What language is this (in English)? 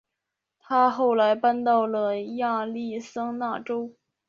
Chinese